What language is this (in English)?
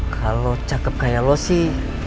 Indonesian